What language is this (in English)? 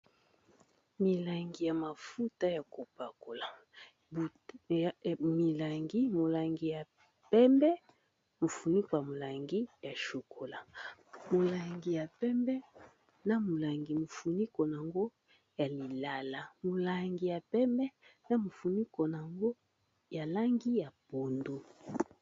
Lingala